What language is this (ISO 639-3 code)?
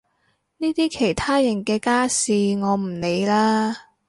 yue